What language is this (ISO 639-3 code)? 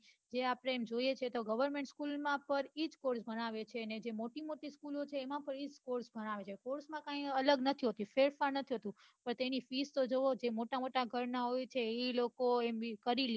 guj